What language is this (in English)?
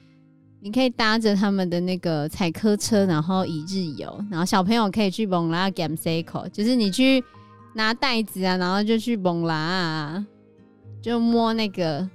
Chinese